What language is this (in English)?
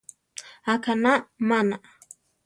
Central Tarahumara